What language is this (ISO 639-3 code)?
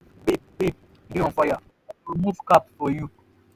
pcm